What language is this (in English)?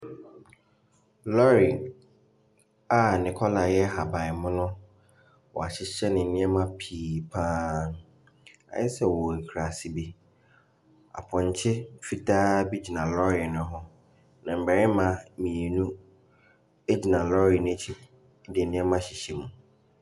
Akan